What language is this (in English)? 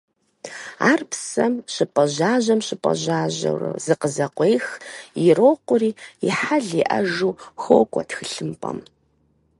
Kabardian